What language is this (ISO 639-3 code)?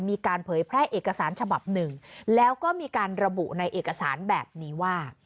tha